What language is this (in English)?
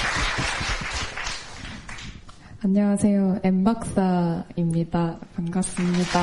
Korean